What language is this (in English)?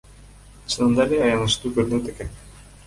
Kyrgyz